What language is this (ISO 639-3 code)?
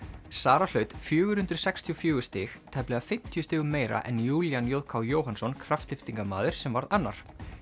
isl